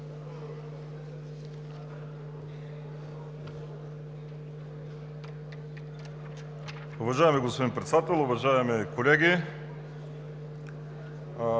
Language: Bulgarian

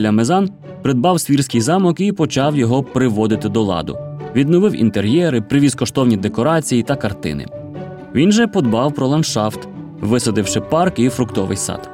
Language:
Ukrainian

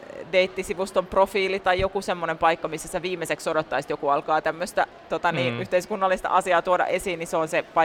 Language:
Finnish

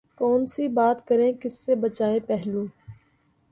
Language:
Urdu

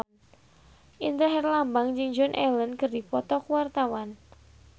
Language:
Sundanese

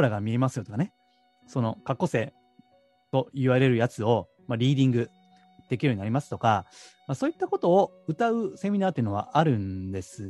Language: Japanese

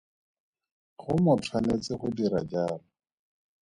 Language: Tswana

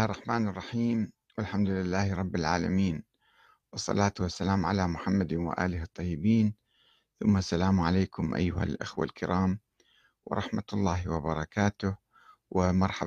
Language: Arabic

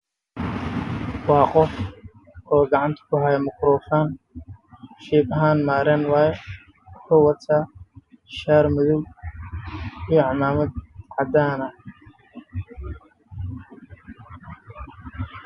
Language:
Somali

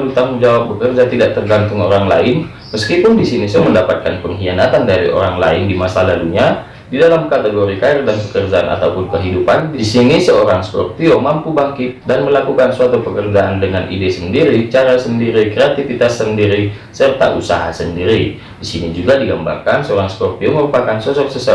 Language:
Indonesian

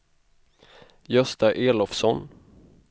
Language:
Swedish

